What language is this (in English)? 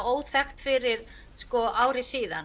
Icelandic